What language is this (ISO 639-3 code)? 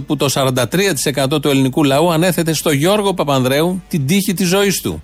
ell